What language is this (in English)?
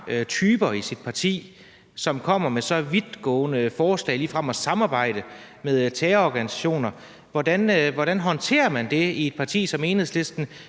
Danish